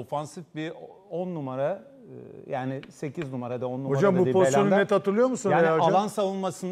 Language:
Turkish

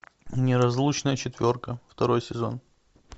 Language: Russian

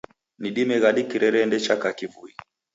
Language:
Taita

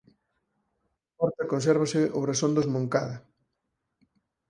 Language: Galician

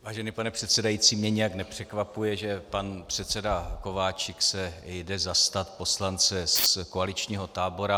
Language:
Czech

